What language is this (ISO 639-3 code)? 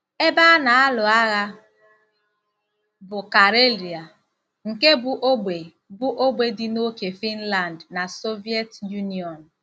ibo